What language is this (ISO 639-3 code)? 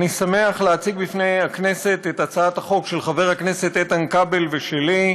heb